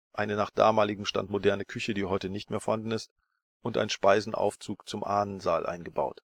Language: German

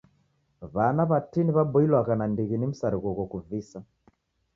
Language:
Taita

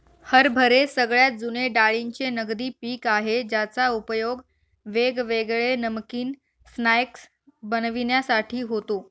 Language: Marathi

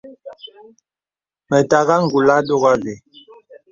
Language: Bebele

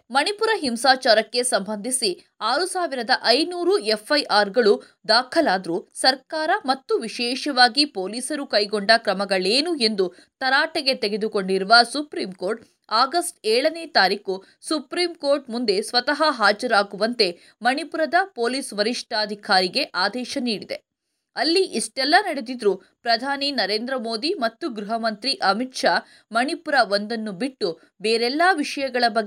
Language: Kannada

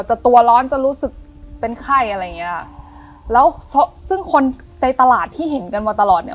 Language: Thai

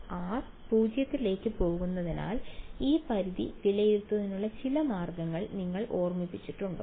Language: Malayalam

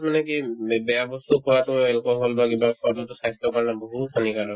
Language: Assamese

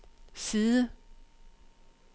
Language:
Danish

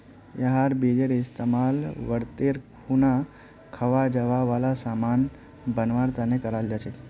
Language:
Magahi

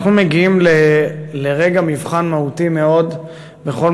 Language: Hebrew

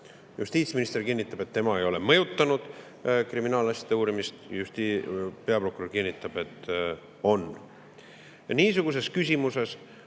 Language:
Estonian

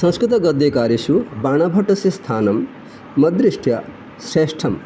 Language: Sanskrit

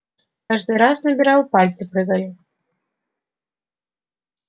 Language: Russian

